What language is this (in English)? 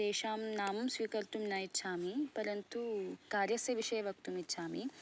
Sanskrit